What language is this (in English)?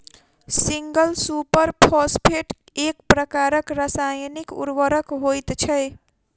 Maithili